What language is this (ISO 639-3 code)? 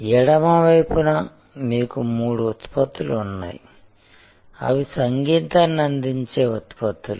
tel